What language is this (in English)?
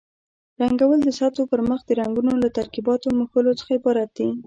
Pashto